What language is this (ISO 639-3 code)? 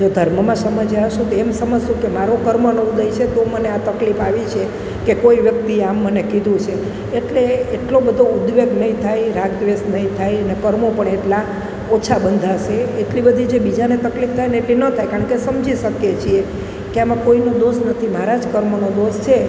guj